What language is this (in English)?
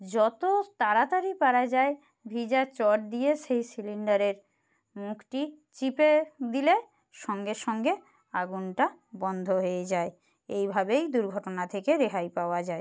Bangla